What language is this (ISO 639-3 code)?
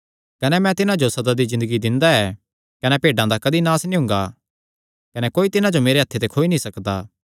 xnr